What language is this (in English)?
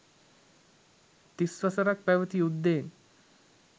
Sinhala